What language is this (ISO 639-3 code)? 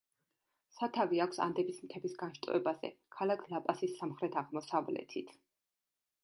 kat